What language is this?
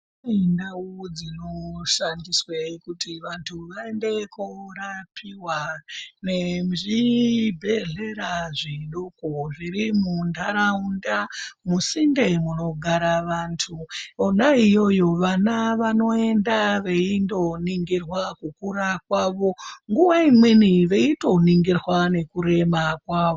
Ndau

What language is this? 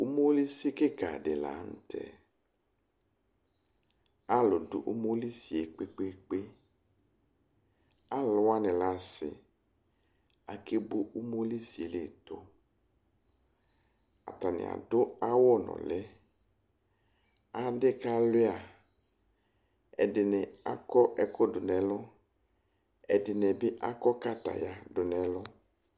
Ikposo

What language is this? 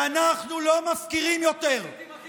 Hebrew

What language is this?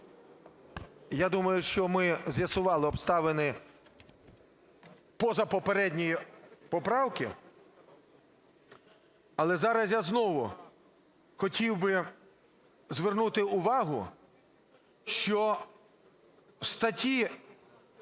Ukrainian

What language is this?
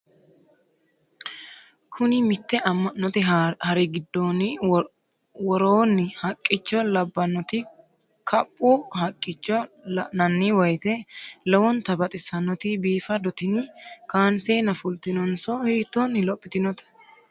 Sidamo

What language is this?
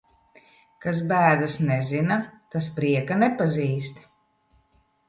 Latvian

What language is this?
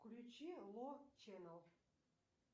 Russian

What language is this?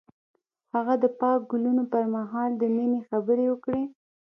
Pashto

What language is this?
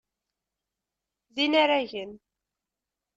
Kabyle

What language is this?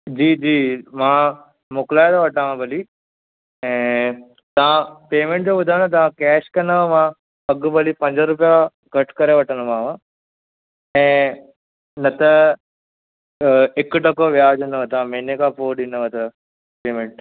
Sindhi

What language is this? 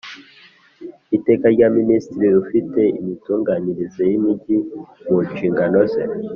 Kinyarwanda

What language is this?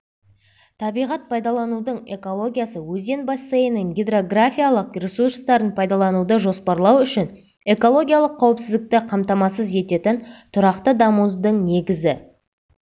Kazakh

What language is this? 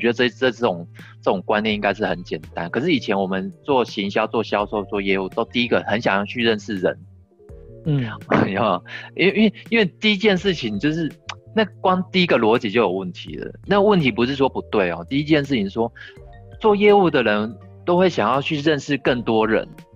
Chinese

